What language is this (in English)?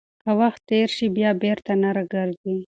Pashto